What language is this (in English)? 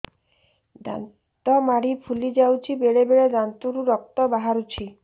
Odia